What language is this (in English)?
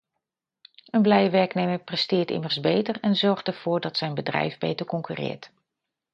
Dutch